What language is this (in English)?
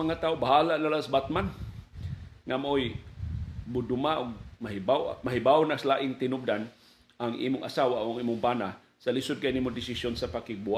Filipino